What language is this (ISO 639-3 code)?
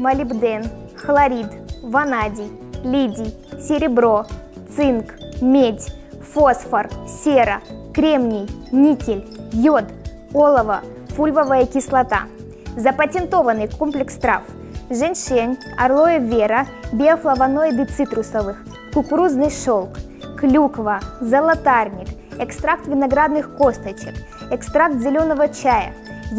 rus